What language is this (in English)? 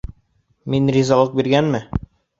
Bashkir